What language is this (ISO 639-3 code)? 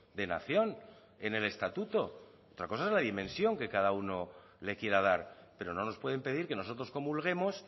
spa